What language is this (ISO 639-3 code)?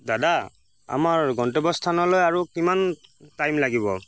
asm